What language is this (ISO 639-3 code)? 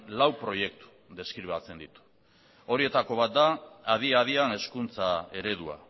eus